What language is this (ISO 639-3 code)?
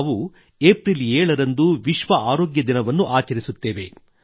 kan